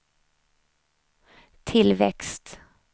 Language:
Swedish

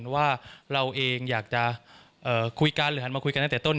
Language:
Thai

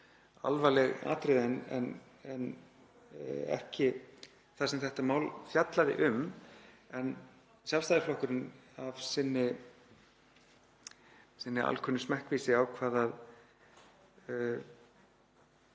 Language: Icelandic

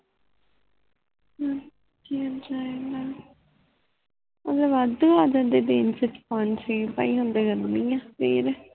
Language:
Punjabi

